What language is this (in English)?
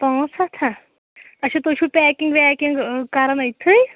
Kashmiri